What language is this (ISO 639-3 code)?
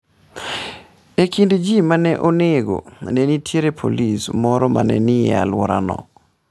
luo